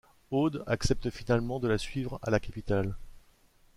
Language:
French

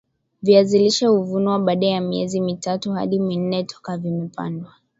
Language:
Swahili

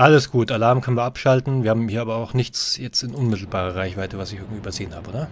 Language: German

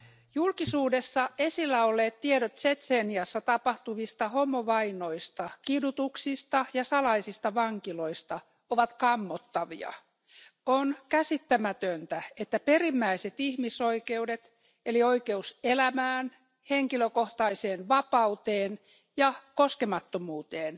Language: Finnish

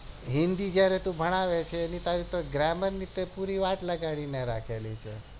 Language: Gujarati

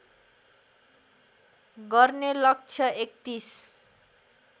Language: Nepali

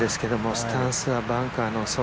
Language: Japanese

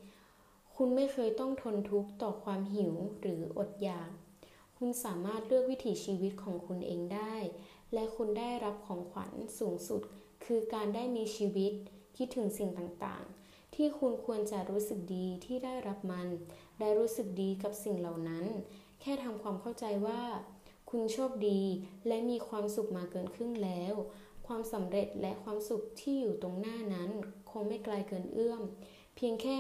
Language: Thai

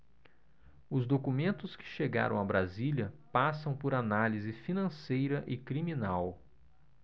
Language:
Portuguese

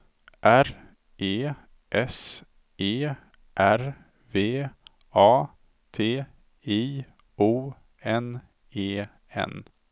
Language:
Swedish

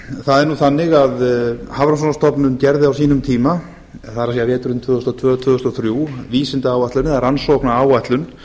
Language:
Icelandic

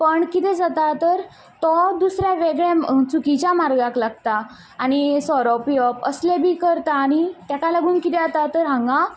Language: Konkani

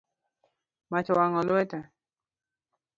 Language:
Luo (Kenya and Tanzania)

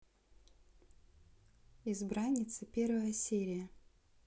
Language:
Russian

